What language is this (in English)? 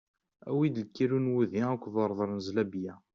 Kabyle